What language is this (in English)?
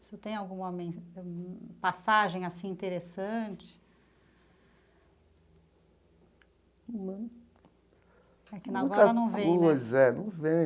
Portuguese